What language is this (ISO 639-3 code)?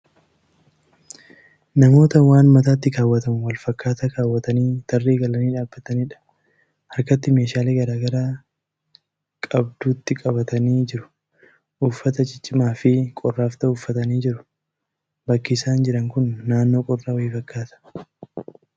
orm